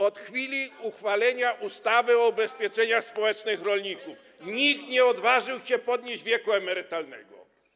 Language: Polish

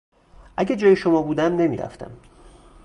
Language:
Persian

